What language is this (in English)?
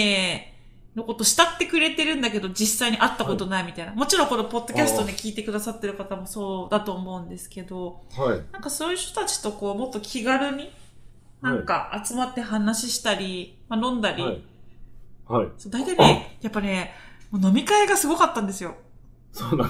Japanese